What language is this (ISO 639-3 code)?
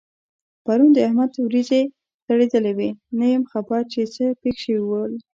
pus